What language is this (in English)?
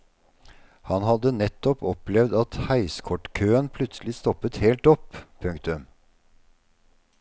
Norwegian